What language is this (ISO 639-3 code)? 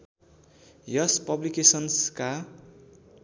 nep